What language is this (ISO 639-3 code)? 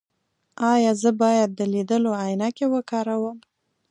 pus